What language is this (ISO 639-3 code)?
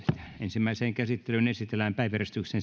fin